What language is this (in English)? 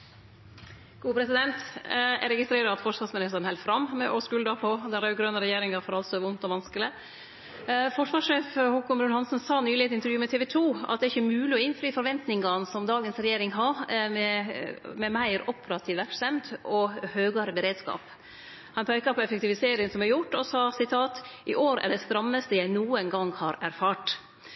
Norwegian Nynorsk